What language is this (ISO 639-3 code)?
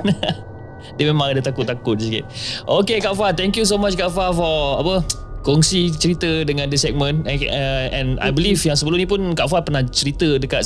msa